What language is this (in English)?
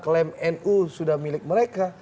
Indonesian